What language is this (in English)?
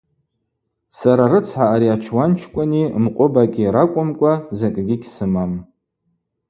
Abaza